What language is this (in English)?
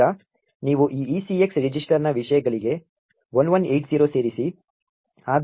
Kannada